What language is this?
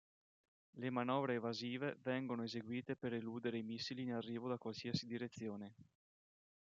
Italian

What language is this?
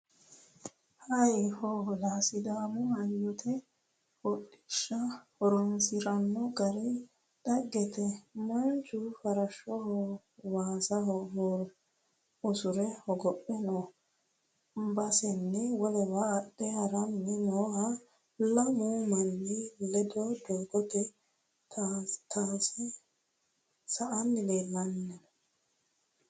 Sidamo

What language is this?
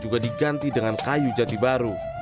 Indonesian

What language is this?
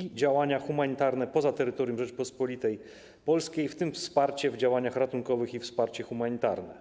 Polish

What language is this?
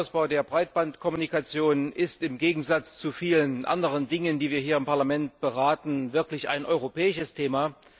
German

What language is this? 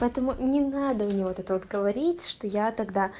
Russian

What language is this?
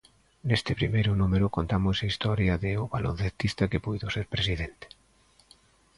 Galician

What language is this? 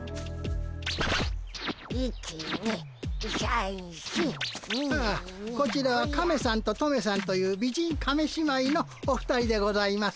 Japanese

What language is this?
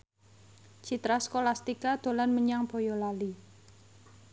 Javanese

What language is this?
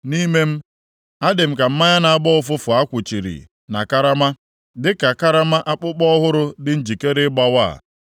Igbo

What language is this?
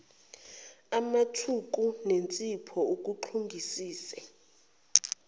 Zulu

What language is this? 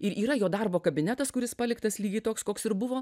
Lithuanian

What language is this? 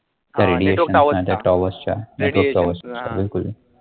Marathi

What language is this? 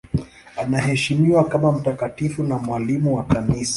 Swahili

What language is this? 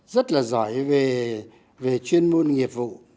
Vietnamese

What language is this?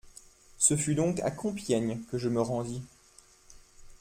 French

